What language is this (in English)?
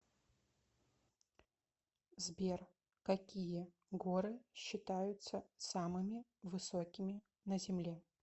Russian